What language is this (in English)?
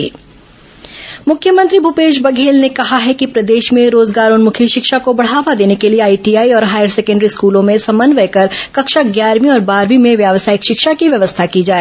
Hindi